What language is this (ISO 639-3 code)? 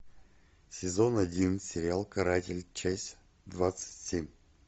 rus